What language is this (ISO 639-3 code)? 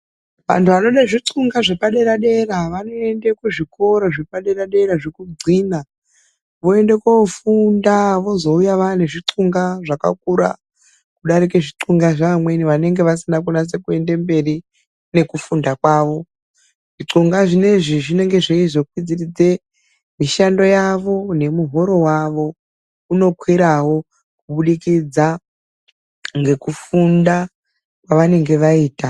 ndc